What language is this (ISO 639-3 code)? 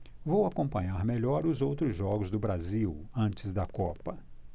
por